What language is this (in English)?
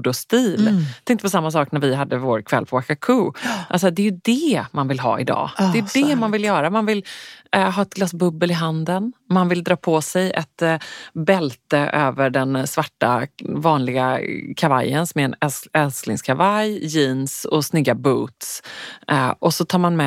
Swedish